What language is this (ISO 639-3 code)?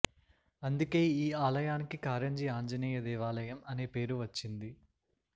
tel